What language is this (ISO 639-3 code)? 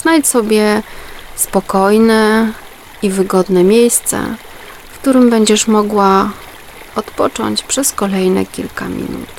pol